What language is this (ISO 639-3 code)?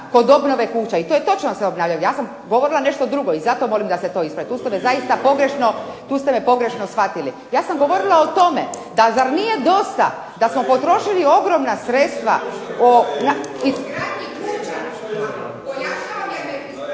hrv